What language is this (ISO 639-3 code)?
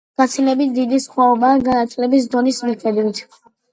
kat